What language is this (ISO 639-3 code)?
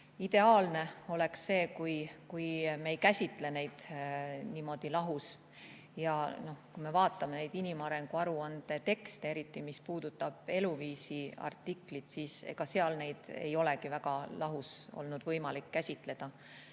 est